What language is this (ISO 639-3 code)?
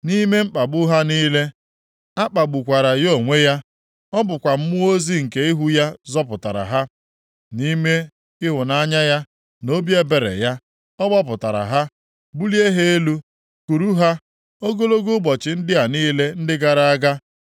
ibo